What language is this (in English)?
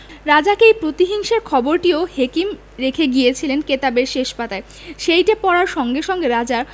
Bangla